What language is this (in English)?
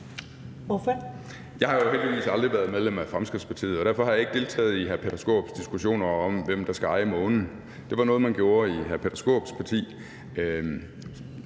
Danish